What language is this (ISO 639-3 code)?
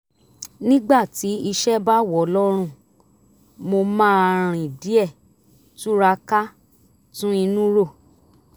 yor